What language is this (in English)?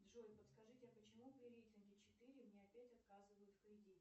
Russian